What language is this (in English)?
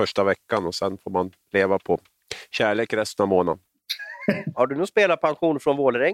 Swedish